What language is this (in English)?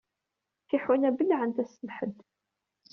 Kabyle